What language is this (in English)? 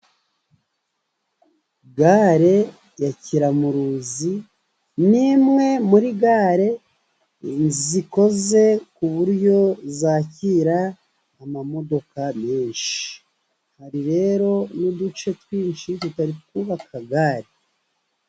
Kinyarwanda